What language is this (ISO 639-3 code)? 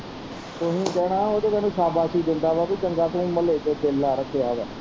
pan